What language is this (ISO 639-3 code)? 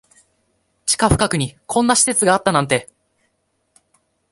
jpn